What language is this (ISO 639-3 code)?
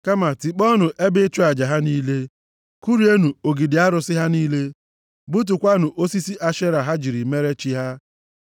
ibo